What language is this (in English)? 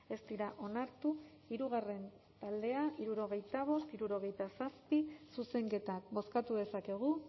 Basque